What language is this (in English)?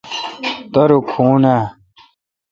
Kalkoti